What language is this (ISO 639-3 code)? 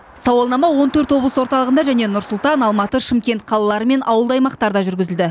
kaz